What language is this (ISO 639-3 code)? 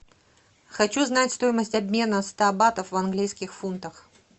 rus